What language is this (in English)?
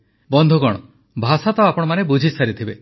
Odia